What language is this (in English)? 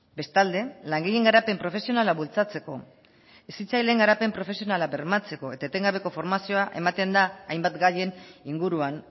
Basque